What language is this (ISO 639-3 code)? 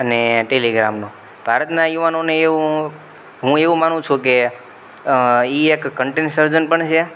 guj